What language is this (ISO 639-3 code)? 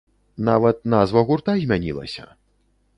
bel